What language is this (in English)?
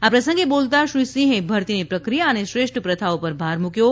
Gujarati